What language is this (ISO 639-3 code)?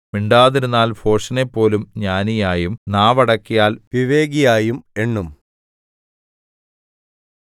mal